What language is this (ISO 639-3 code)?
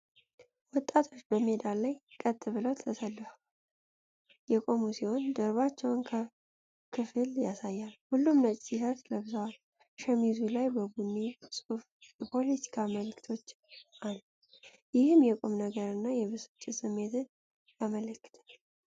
amh